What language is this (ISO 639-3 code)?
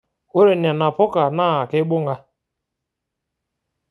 mas